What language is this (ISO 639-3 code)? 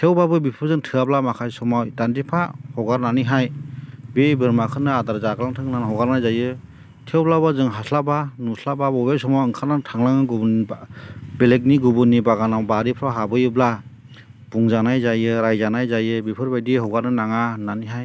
brx